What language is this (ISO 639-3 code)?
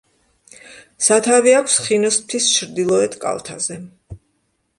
kat